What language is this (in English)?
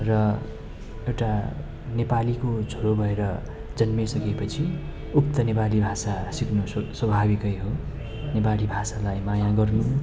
Nepali